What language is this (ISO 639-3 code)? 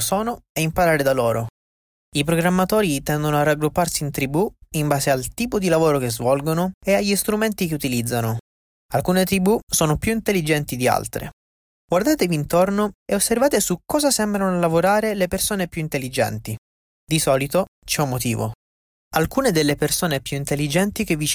ita